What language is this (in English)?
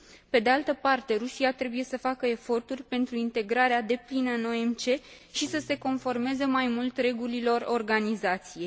Romanian